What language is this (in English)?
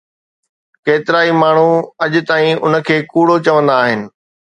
Sindhi